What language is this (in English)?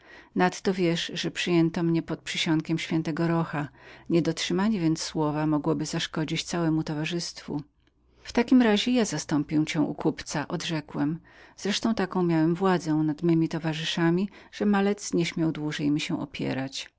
Polish